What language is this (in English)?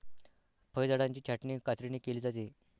Marathi